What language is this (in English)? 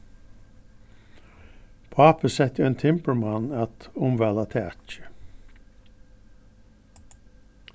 Faroese